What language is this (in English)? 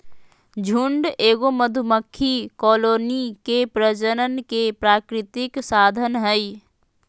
Magahi